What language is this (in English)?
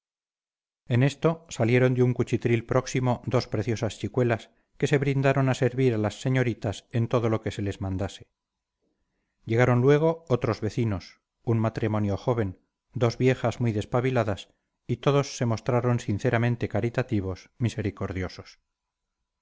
Spanish